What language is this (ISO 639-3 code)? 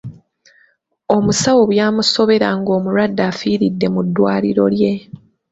lug